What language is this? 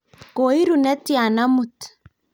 Kalenjin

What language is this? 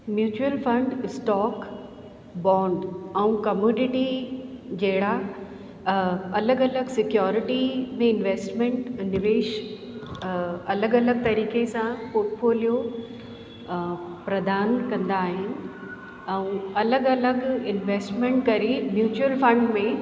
Sindhi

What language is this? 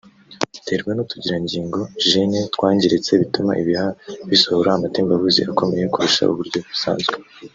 Kinyarwanda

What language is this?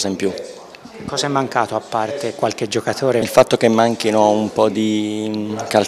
Italian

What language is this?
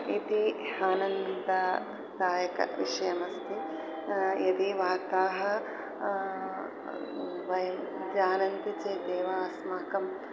Sanskrit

